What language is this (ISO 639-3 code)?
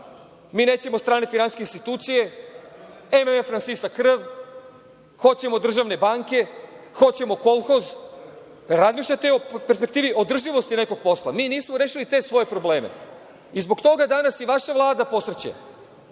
srp